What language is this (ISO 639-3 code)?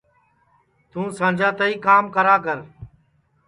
ssi